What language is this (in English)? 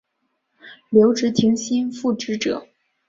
Chinese